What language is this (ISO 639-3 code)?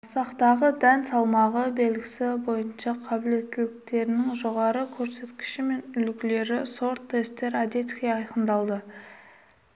kaz